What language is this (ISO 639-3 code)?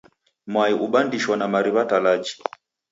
dav